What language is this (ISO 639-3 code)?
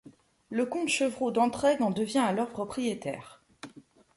fra